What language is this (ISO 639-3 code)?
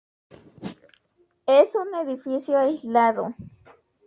spa